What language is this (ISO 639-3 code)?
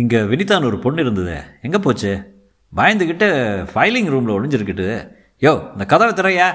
tam